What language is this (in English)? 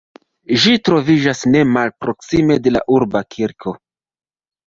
Esperanto